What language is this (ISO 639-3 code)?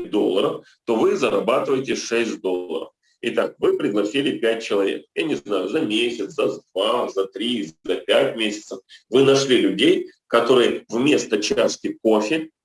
rus